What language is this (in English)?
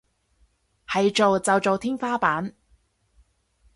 Cantonese